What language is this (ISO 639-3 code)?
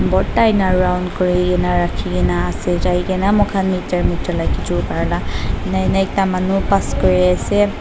nag